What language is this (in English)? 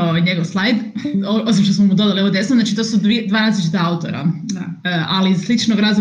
Croatian